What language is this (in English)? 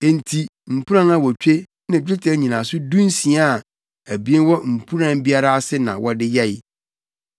Akan